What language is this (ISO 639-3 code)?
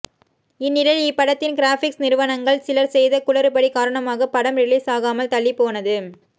tam